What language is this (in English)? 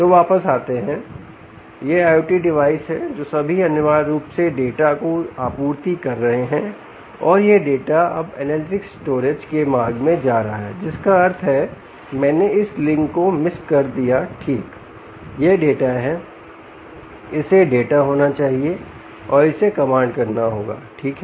Hindi